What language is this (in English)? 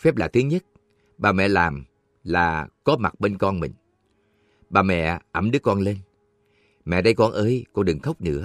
Vietnamese